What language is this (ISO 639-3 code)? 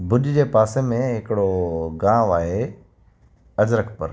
snd